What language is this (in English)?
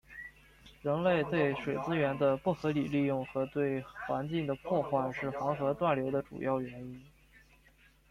Chinese